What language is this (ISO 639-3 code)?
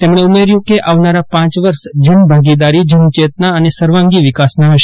guj